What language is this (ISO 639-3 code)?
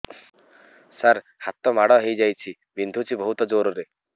ori